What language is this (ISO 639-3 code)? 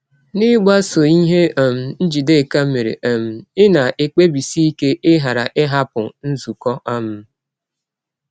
ibo